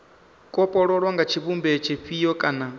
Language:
Venda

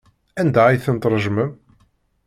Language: Kabyle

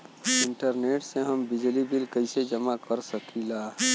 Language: Bhojpuri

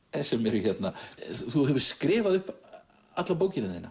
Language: Icelandic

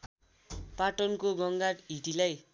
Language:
Nepali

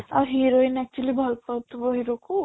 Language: Odia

